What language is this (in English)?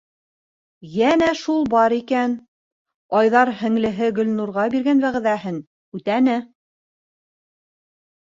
Bashkir